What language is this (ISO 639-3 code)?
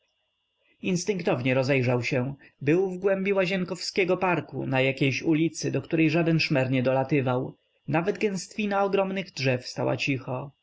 pol